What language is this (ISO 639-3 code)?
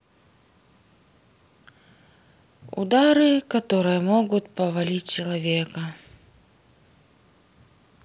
rus